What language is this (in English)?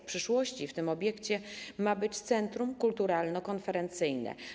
Polish